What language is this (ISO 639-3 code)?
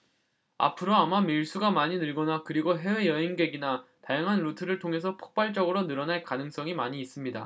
kor